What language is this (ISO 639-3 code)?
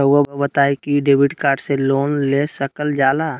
mag